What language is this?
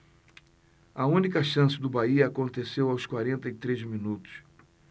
Portuguese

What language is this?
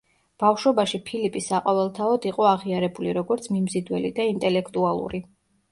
Georgian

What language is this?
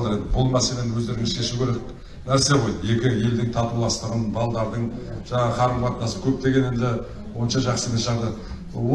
Turkish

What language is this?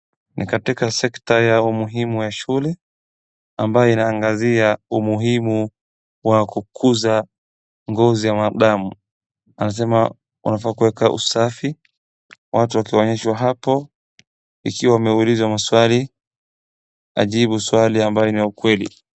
Swahili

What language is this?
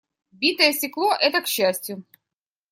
Russian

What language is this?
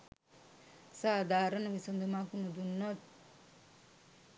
Sinhala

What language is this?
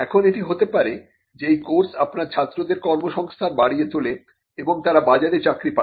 Bangla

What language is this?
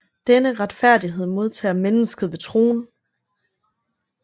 Danish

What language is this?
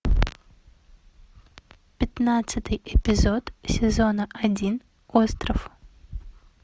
Russian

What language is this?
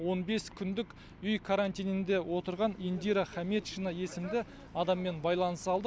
Kazakh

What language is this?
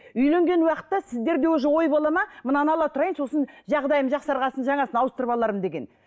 Kazakh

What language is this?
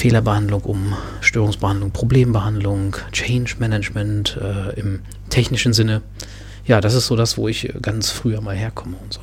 German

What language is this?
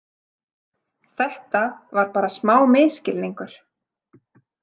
Icelandic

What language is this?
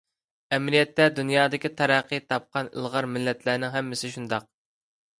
Uyghur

